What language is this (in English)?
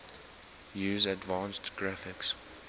English